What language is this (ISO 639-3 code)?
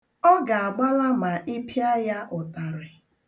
ibo